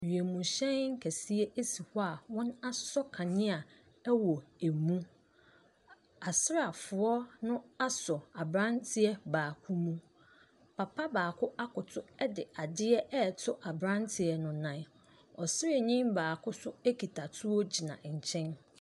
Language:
Akan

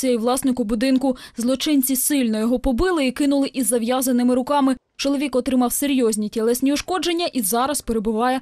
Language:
Ukrainian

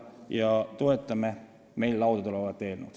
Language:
Estonian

